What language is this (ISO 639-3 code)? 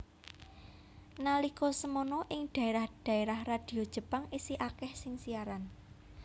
jav